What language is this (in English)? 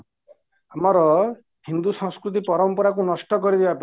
Odia